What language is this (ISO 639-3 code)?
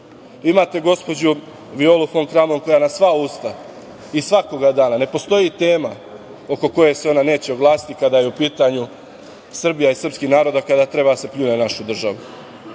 srp